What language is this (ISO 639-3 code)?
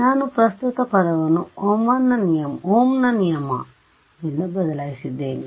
kan